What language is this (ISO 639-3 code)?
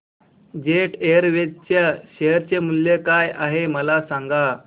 mar